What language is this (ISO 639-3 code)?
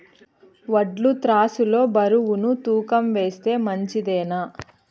tel